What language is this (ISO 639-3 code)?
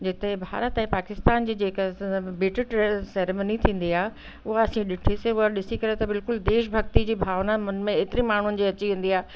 snd